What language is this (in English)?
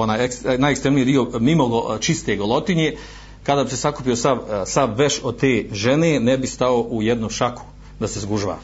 Croatian